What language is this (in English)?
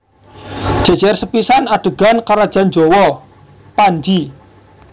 Javanese